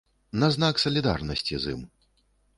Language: Belarusian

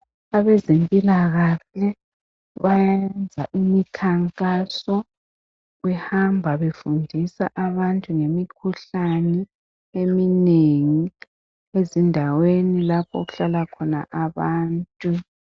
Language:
North Ndebele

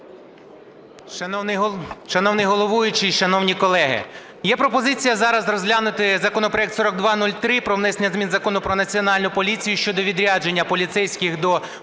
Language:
Ukrainian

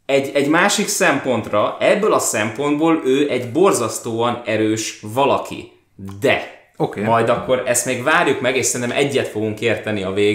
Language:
Hungarian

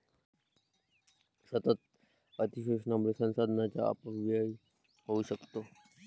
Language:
Marathi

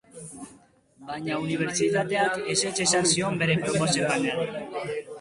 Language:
Basque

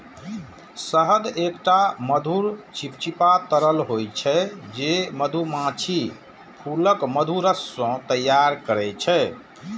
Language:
Maithili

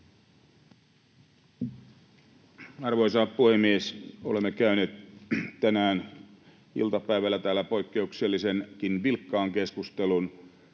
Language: Finnish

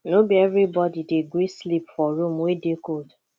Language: Nigerian Pidgin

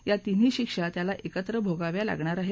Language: Marathi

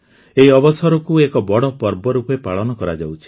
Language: Odia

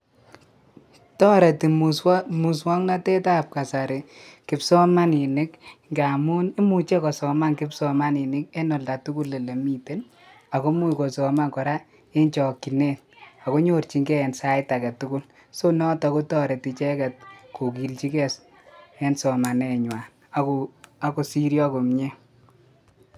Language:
Kalenjin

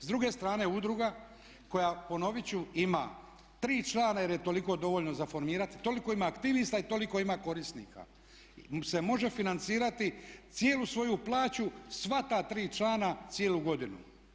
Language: Croatian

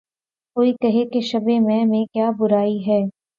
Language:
Urdu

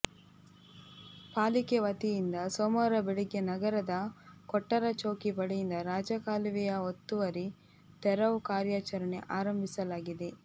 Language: Kannada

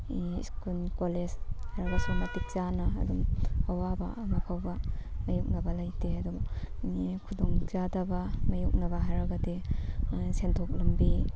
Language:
Manipuri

